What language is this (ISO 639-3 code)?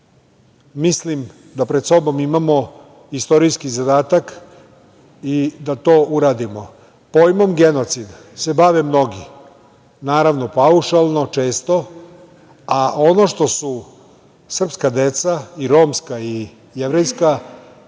srp